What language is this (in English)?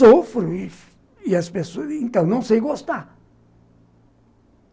Portuguese